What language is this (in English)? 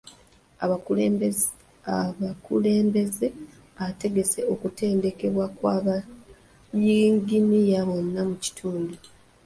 Ganda